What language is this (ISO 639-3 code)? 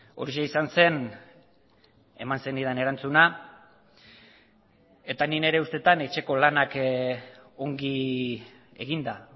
eus